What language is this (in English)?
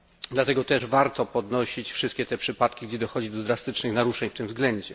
Polish